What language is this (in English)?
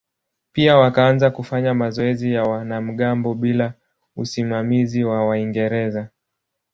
Swahili